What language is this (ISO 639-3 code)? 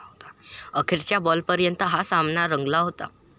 mar